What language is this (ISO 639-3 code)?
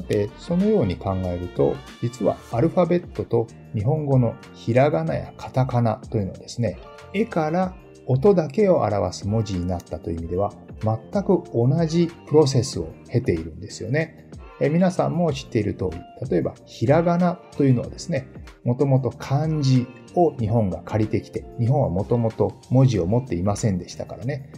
jpn